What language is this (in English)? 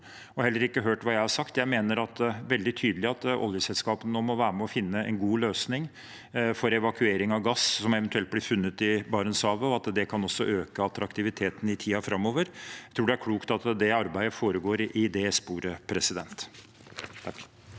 Norwegian